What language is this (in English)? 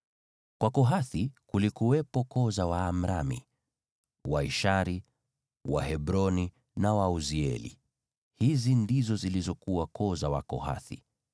Swahili